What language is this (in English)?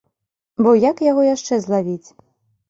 Belarusian